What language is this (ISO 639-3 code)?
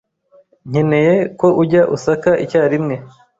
kin